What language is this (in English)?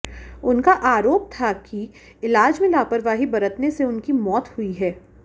Hindi